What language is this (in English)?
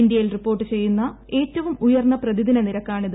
Malayalam